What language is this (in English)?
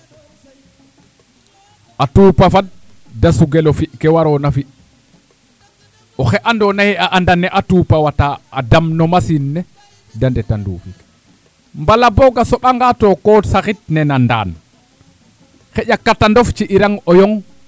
Serer